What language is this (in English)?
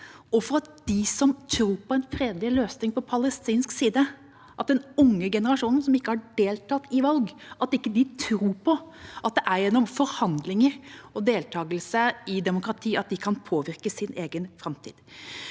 Norwegian